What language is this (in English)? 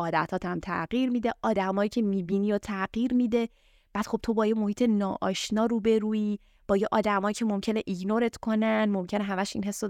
Persian